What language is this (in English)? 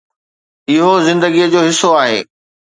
Sindhi